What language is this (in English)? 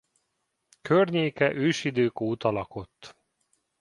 Hungarian